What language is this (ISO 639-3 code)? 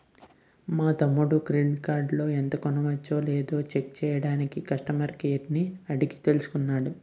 tel